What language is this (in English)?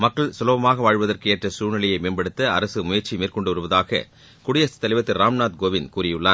Tamil